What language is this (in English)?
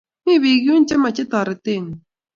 Kalenjin